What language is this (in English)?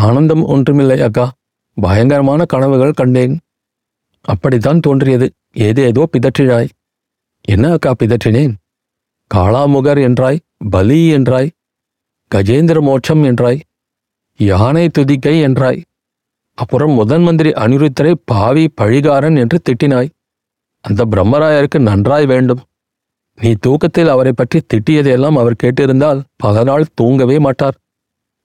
Tamil